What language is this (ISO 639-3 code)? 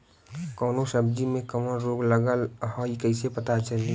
bho